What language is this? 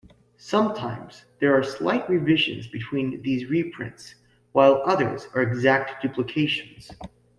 English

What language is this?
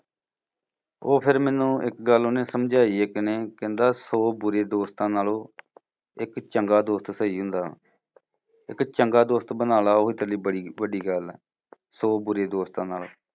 Punjabi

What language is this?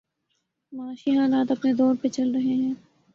Urdu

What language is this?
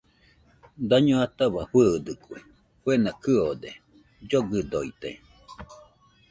Nüpode Huitoto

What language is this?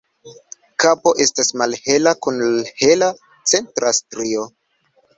Esperanto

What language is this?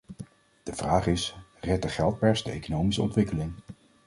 Dutch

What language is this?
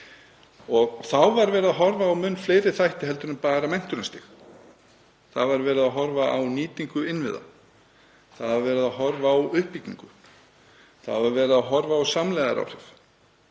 Icelandic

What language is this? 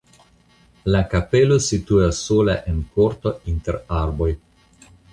Esperanto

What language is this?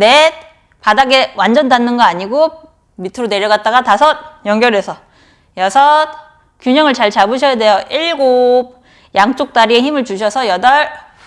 Korean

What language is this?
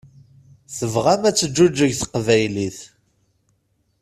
Kabyle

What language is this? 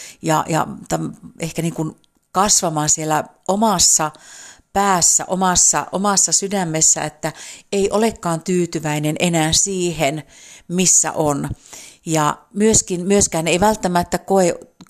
Finnish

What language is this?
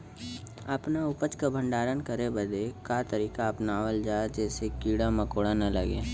Bhojpuri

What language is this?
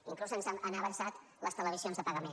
Catalan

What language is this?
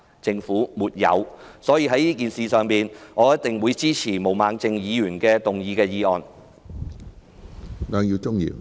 Cantonese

